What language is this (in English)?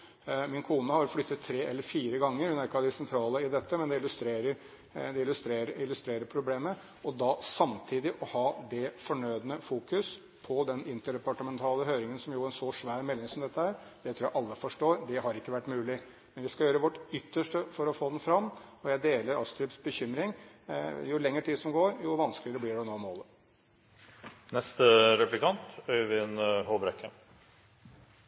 Norwegian Bokmål